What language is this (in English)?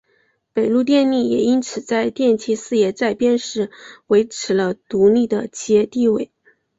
Chinese